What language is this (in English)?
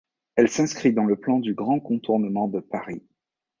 French